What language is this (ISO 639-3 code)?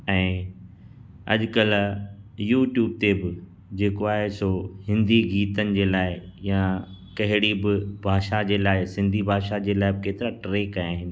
snd